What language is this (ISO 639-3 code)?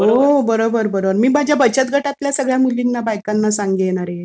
mar